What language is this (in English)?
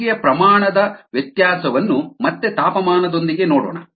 Kannada